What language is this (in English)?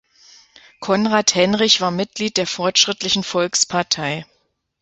German